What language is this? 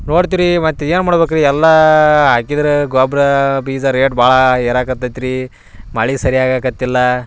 Kannada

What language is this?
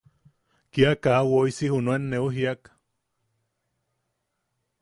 Yaqui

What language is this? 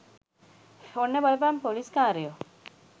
Sinhala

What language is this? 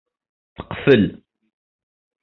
Kabyle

